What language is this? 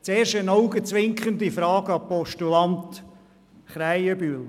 Swiss German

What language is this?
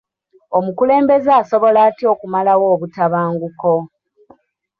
Ganda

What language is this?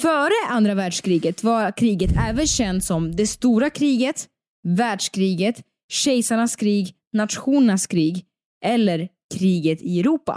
Swedish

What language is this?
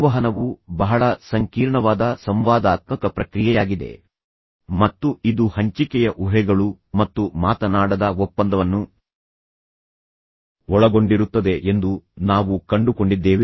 Kannada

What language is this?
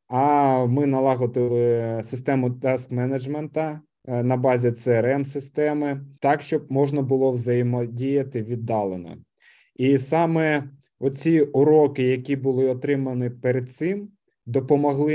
Ukrainian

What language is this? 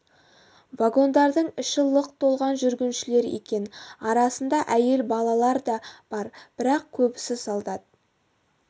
Kazakh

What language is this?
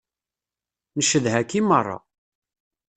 Kabyle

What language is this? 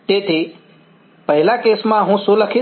Gujarati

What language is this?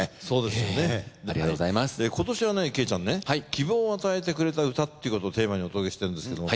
Japanese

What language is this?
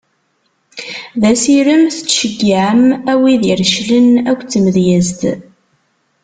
Kabyle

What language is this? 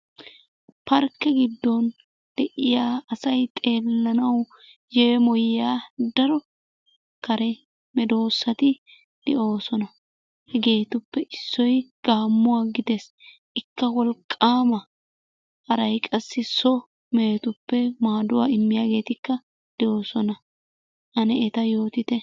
Wolaytta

